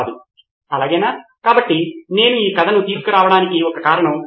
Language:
Telugu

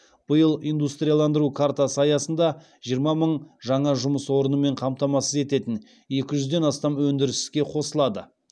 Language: Kazakh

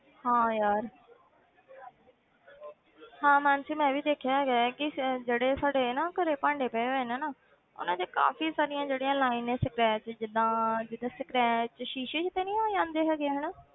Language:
Punjabi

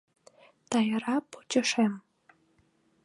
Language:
Mari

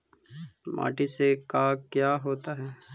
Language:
Magahi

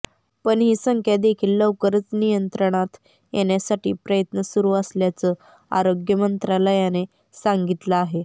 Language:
Marathi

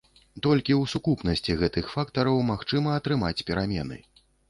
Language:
Belarusian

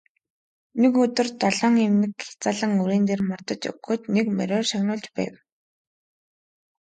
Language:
Mongolian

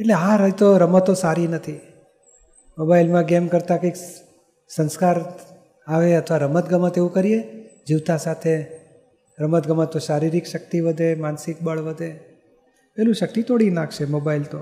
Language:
Gujarati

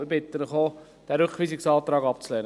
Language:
Swiss German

